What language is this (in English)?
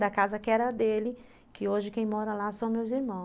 Portuguese